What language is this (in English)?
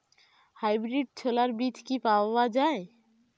Bangla